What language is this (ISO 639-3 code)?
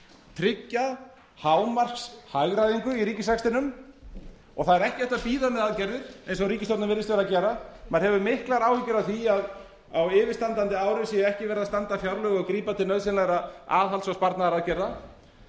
isl